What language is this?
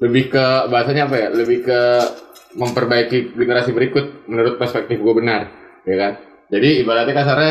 Indonesian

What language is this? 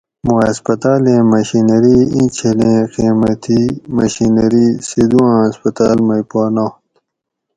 Gawri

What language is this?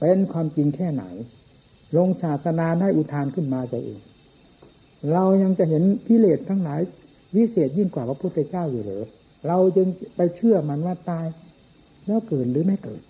Thai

